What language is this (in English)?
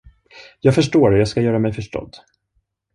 Swedish